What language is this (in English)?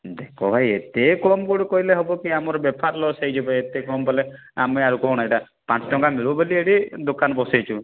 Odia